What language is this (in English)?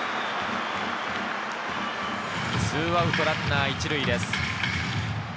Japanese